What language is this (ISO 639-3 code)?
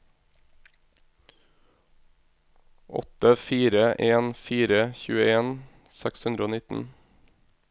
nor